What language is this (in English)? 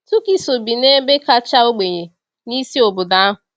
Igbo